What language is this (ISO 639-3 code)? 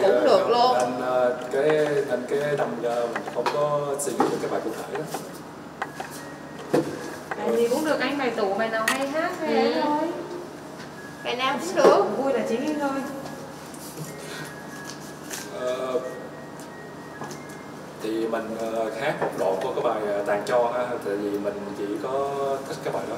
vie